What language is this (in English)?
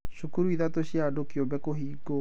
Kikuyu